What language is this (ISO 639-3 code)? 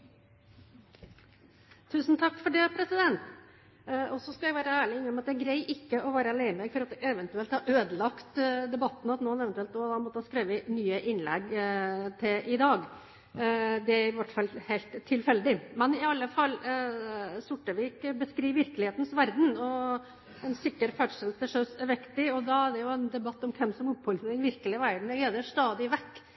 nob